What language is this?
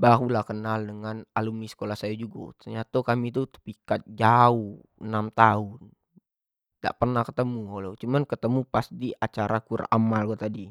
Jambi Malay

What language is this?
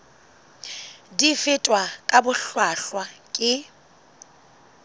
Southern Sotho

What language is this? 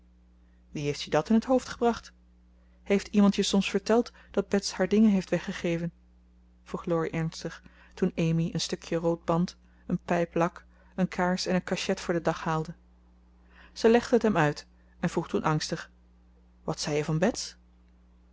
Dutch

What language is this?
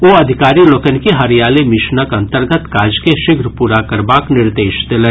Maithili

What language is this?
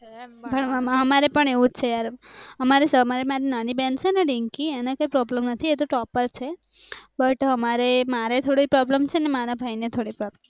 Gujarati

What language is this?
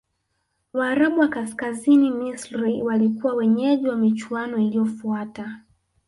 Swahili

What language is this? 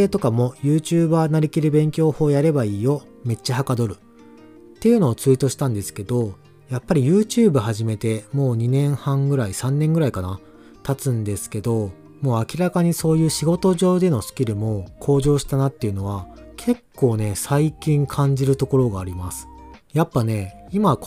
Japanese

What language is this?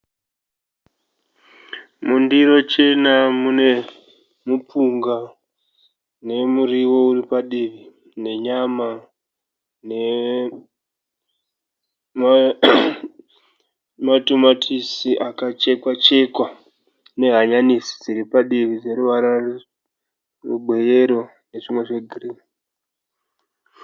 Shona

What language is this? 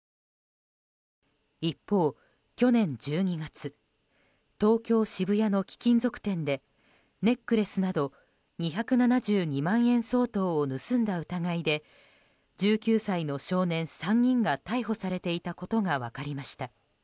Japanese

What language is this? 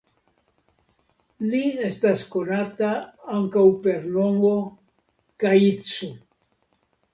Esperanto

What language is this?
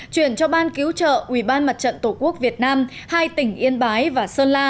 Vietnamese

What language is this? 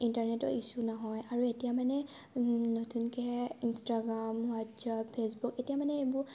Assamese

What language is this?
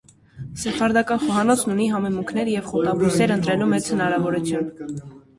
Armenian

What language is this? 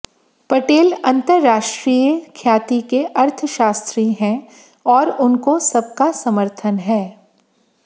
Hindi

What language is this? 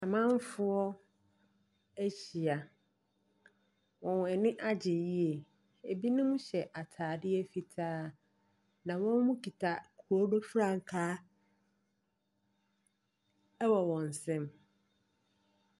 Akan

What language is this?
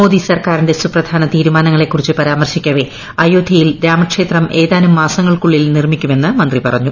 Malayalam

